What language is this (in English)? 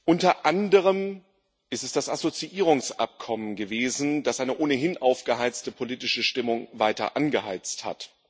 German